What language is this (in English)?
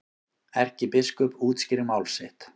Icelandic